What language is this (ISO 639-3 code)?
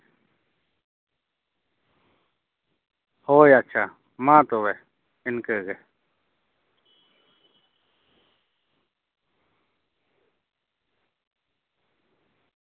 sat